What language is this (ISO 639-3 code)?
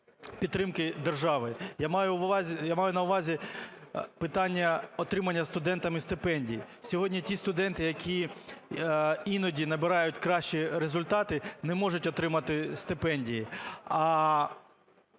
ukr